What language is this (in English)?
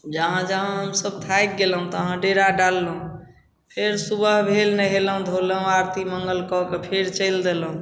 Maithili